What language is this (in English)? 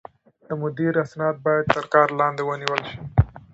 Pashto